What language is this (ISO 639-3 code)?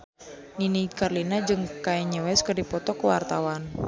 sun